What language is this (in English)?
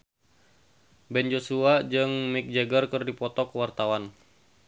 Sundanese